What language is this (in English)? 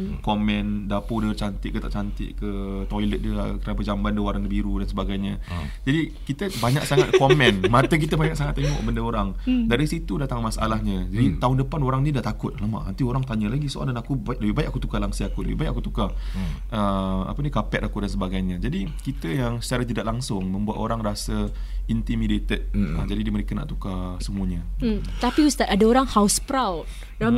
Malay